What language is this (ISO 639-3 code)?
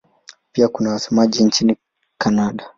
swa